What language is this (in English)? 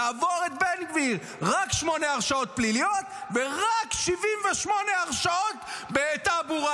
Hebrew